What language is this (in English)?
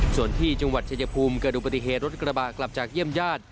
Thai